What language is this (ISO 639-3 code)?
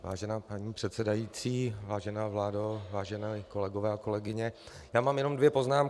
ces